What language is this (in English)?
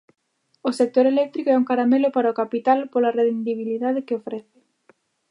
Galician